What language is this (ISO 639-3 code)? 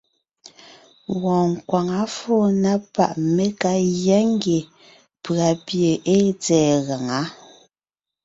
nnh